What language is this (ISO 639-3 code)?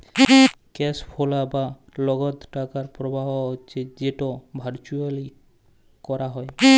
ben